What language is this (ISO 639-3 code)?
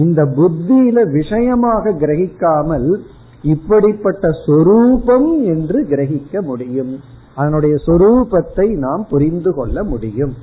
tam